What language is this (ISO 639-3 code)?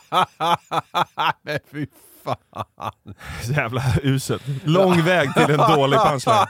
swe